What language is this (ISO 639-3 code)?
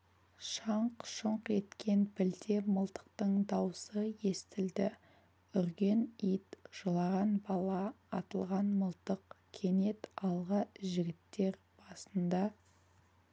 kaz